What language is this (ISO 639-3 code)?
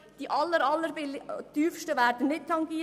gsw